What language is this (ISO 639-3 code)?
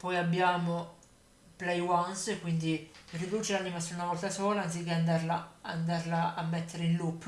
ita